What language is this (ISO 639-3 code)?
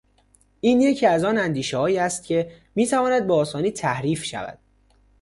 fas